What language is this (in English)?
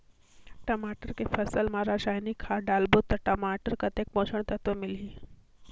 Chhattisgarhi